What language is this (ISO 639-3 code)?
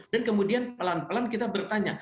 ind